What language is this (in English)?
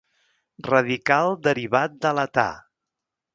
Catalan